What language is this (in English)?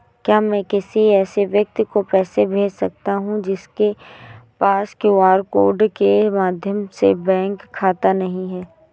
Hindi